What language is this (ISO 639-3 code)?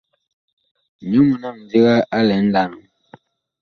bkh